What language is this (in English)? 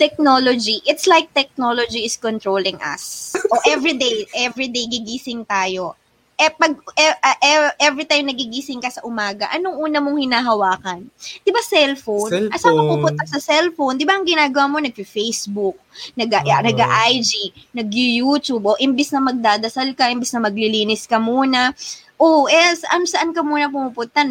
Filipino